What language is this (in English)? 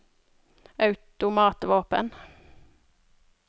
Norwegian